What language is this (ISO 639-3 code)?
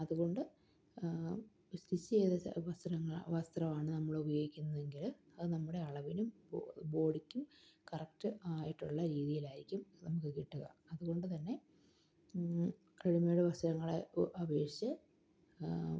mal